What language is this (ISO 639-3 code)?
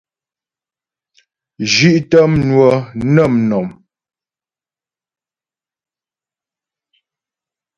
bbj